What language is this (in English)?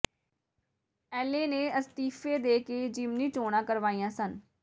Punjabi